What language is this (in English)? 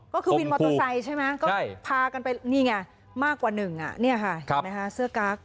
Thai